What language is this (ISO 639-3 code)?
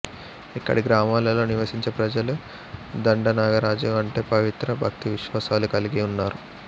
tel